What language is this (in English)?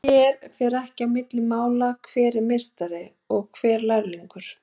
Icelandic